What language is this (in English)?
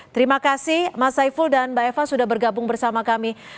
Indonesian